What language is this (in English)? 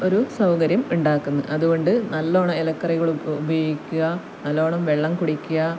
Malayalam